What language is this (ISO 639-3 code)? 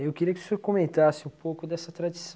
por